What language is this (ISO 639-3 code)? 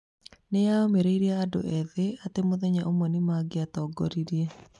kik